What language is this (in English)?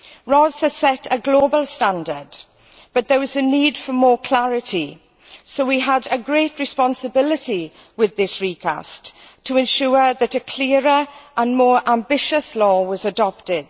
English